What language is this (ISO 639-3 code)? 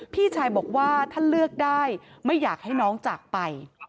tha